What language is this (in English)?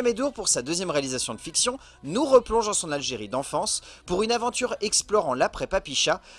French